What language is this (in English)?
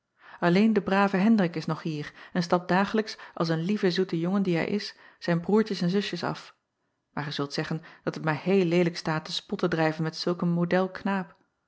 Dutch